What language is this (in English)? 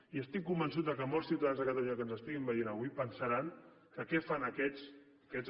Catalan